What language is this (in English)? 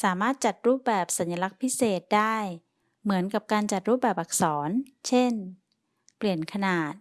Thai